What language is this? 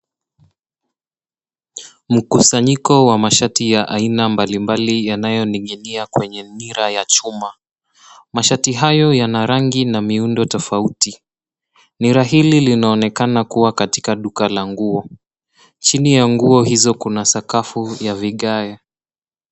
Swahili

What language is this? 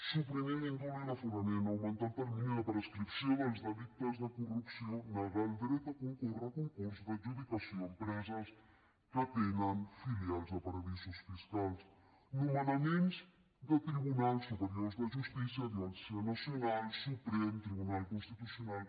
Catalan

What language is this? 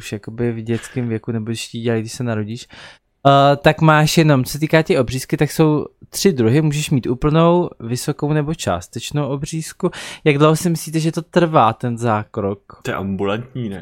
Czech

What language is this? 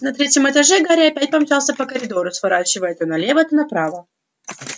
Russian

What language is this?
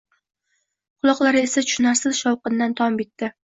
Uzbek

